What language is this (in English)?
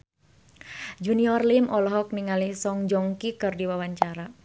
Sundanese